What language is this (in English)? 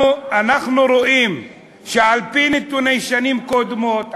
Hebrew